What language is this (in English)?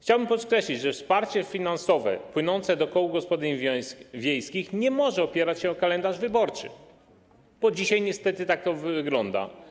Polish